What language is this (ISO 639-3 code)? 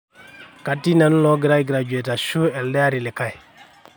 mas